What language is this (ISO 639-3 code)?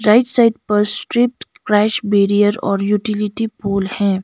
hin